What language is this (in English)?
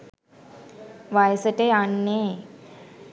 Sinhala